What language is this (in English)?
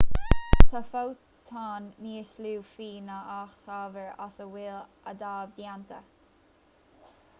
Irish